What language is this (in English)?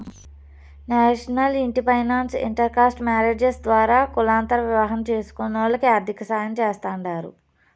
Telugu